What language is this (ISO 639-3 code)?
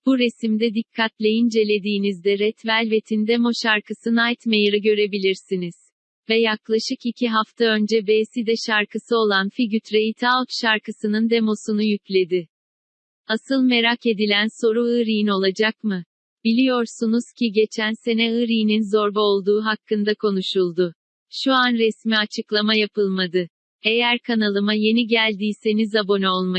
tur